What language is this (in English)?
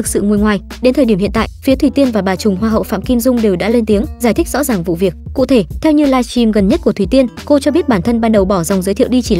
Vietnamese